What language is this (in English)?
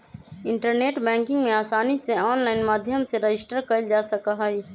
Magahi